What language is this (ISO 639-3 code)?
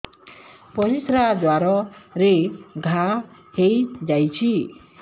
ori